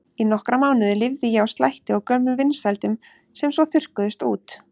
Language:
Icelandic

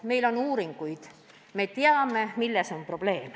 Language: Estonian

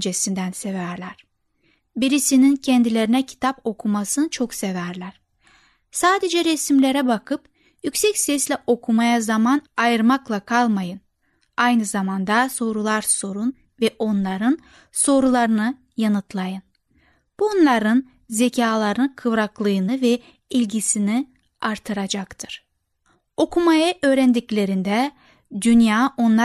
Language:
Turkish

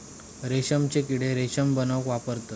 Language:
Marathi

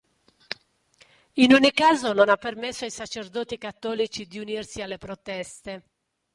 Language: Italian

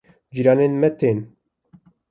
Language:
Kurdish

